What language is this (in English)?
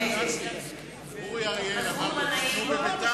Hebrew